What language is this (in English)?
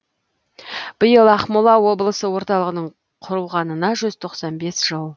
Kazakh